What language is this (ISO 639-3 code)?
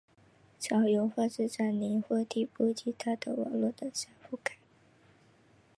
zho